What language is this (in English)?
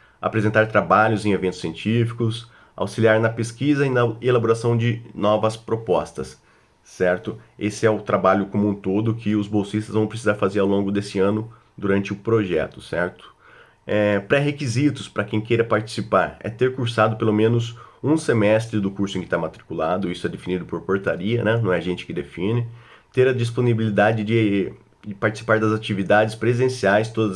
Portuguese